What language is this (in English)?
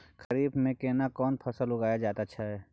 Maithili